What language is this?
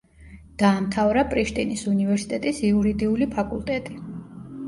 Georgian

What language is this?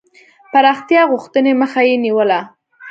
Pashto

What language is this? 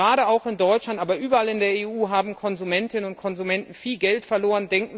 German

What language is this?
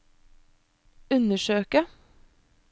Norwegian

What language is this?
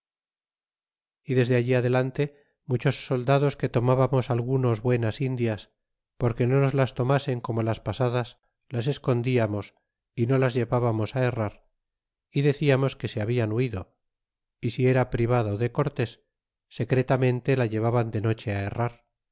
Spanish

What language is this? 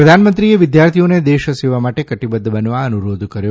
Gujarati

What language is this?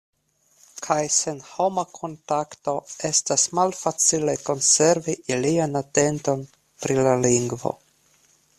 Esperanto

